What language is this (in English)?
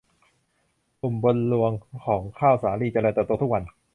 Thai